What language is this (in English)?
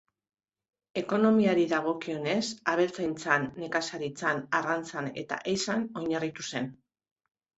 Basque